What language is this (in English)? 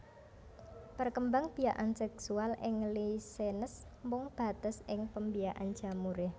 Javanese